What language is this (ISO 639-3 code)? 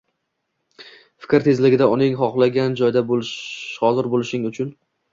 uzb